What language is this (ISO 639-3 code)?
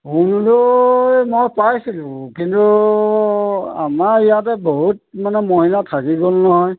asm